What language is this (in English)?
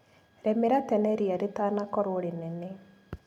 Kikuyu